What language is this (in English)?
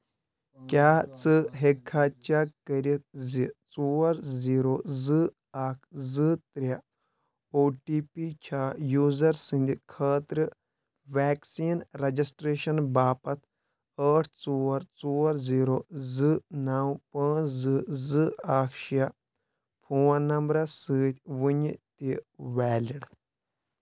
Kashmiri